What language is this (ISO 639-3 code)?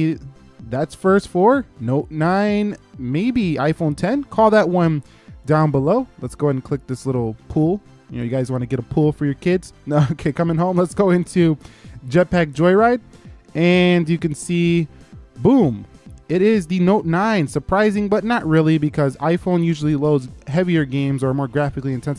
eng